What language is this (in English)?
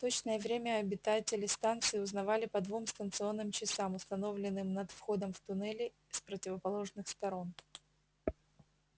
Russian